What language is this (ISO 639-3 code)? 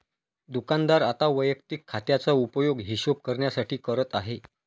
mar